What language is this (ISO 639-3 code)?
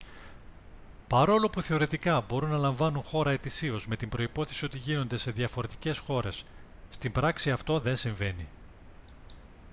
ell